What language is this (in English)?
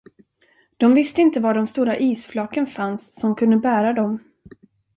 Swedish